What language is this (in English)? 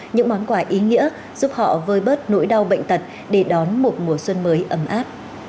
Vietnamese